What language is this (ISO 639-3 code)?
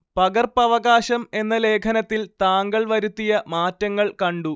mal